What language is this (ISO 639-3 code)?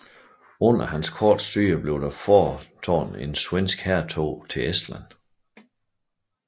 dan